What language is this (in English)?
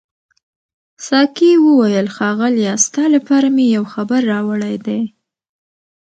Pashto